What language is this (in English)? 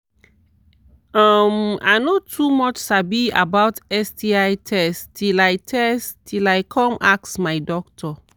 Nigerian Pidgin